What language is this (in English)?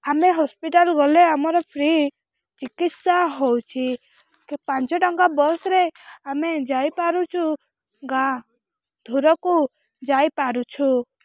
Odia